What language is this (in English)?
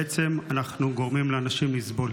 Hebrew